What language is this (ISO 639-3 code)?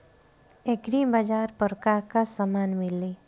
bho